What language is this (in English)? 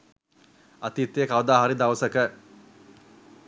Sinhala